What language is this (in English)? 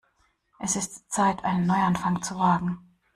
German